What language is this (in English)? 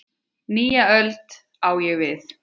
Icelandic